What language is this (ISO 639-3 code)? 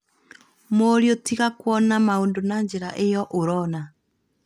kik